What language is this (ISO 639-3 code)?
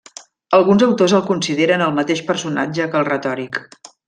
cat